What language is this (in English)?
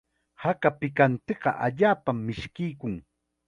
Chiquián Ancash Quechua